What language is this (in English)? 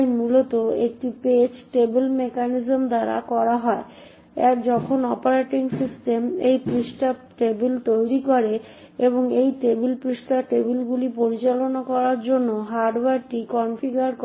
Bangla